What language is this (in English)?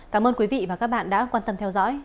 Vietnamese